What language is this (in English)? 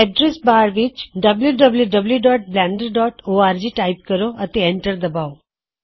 Punjabi